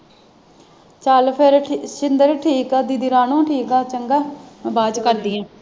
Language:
Punjabi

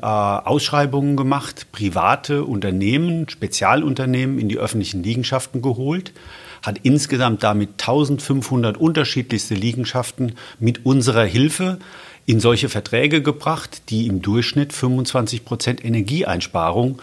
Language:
German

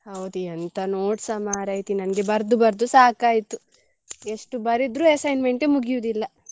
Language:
Kannada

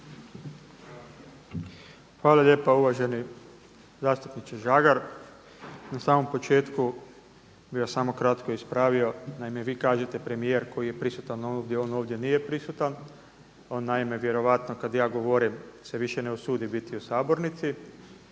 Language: Croatian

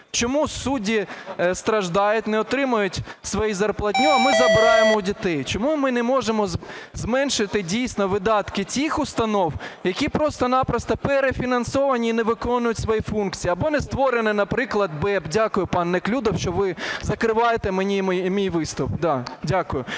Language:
Ukrainian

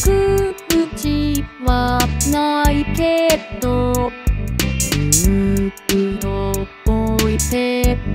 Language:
Japanese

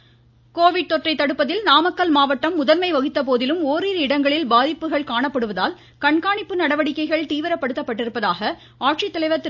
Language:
Tamil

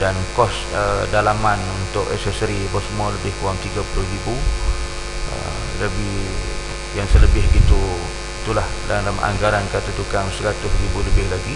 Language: Malay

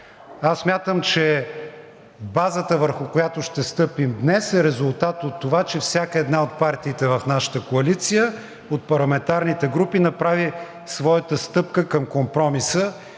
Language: Bulgarian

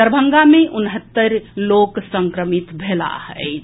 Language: Maithili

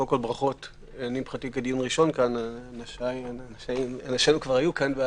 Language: Hebrew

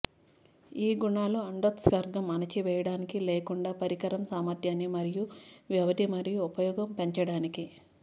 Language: Telugu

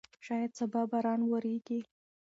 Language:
Pashto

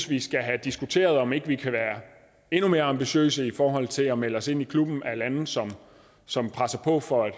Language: Danish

